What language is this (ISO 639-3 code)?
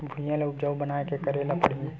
hne